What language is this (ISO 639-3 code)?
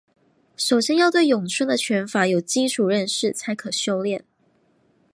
zho